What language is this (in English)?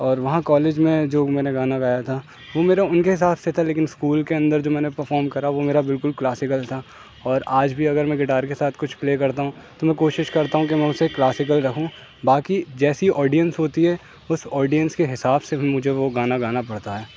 Urdu